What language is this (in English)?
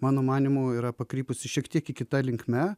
Lithuanian